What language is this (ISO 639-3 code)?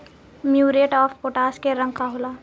bho